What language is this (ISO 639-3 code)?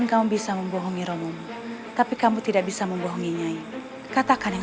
ind